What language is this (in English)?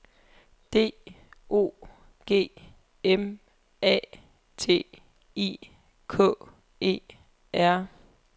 Danish